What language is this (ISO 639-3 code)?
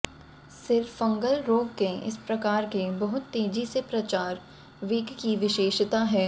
hin